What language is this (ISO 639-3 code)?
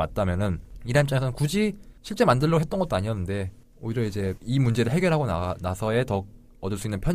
kor